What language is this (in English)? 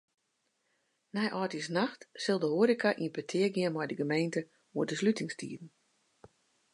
Western Frisian